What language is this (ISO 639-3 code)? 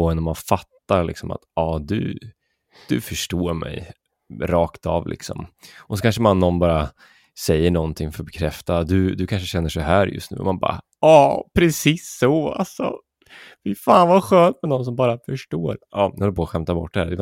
swe